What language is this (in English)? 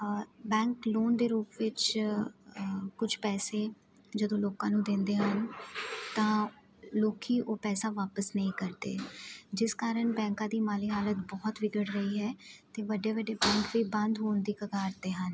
Punjabi